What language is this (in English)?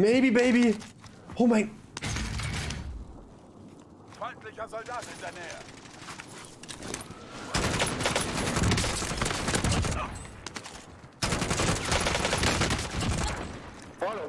German